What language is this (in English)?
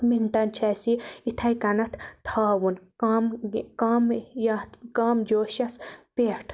Kashmiri